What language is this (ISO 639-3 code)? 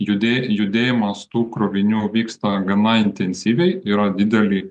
lit